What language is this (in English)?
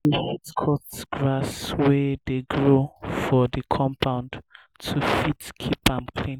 Nigerian Pidgin